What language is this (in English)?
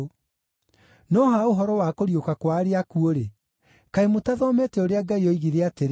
Kikuyu